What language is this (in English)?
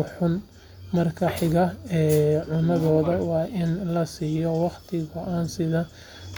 Somali